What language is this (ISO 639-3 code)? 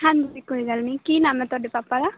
pan